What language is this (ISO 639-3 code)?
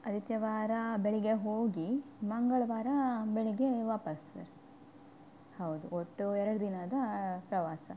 kan